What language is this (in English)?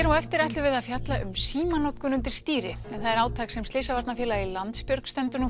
Icelandic